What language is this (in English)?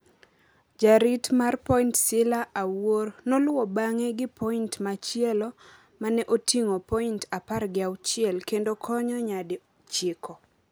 Luo (Kenya and Tanzania)